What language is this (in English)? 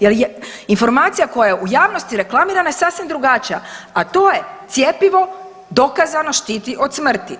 Croatian